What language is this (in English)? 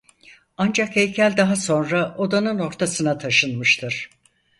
Turkish